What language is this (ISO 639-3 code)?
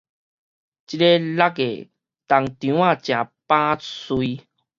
nan